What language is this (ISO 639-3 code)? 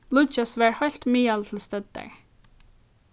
fao